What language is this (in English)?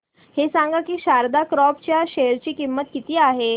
Marathi